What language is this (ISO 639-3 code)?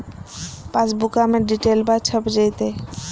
mag